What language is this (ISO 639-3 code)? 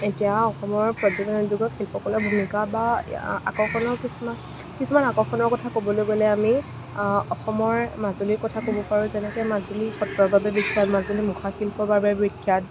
asm